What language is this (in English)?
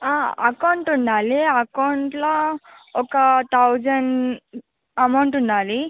Telugu